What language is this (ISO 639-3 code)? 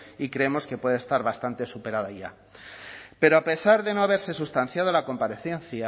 spa